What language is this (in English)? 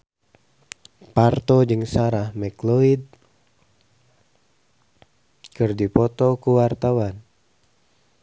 Sundanese